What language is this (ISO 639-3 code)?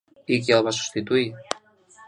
cat